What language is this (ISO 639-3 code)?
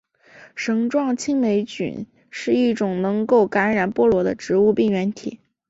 zho